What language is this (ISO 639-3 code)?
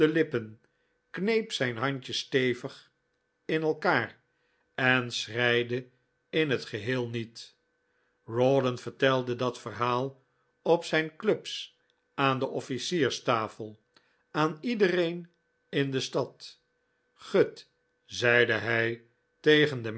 nld